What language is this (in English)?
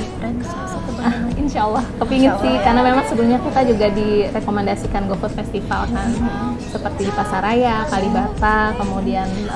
Indonesian